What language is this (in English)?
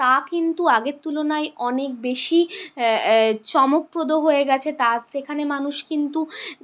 Bangla